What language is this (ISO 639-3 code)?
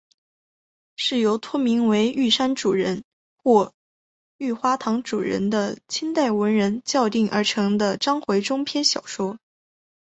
zho